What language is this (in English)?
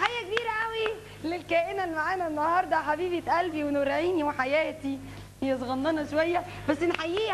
Arabic